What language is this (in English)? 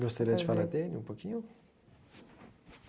Portuguese